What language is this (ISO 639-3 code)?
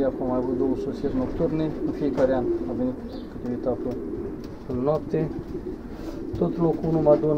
ron